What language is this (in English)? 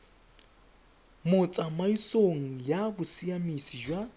Tswana